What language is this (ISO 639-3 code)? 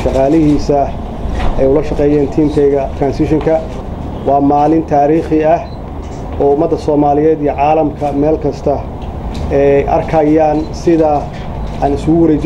ara